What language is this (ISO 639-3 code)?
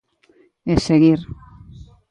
glg